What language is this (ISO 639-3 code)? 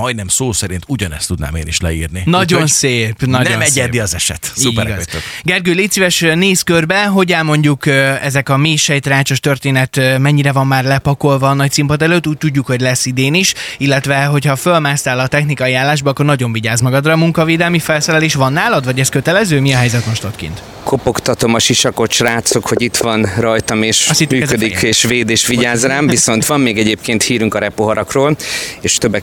hun